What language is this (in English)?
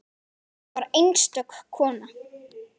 Icelandic